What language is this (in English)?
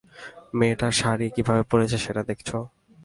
Bangla